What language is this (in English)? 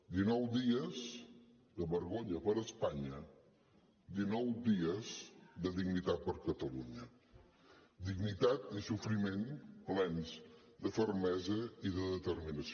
Catalan